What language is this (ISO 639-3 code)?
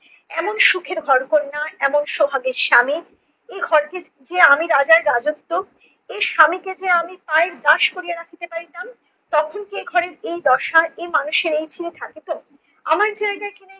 ben